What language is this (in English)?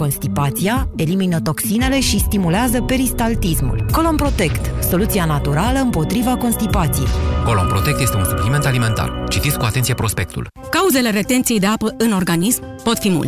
Romanian